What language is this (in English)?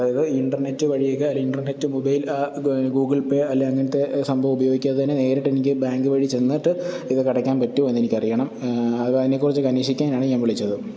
Malayalam